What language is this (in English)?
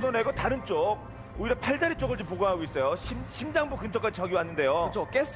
Korean